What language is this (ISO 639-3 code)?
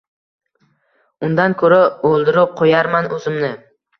uzb